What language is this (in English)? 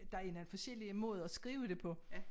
Danish